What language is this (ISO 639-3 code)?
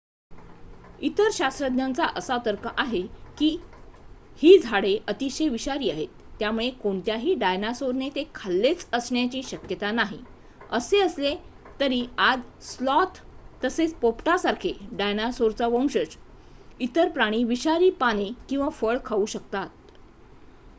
mar